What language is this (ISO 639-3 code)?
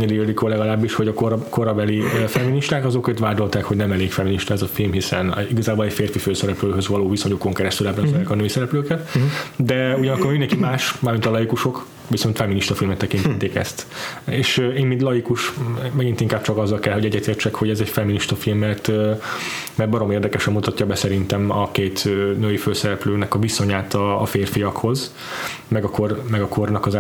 hun